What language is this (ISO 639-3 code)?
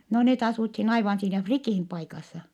fin